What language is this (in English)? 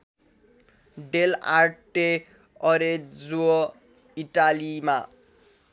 Nepali